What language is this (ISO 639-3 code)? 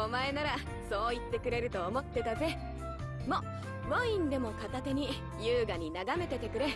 jpn